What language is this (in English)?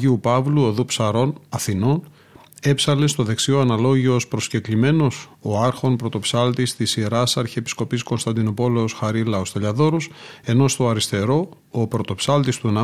Greek